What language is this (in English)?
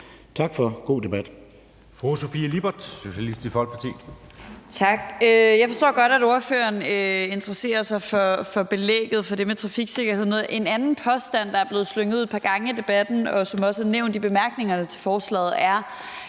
Danish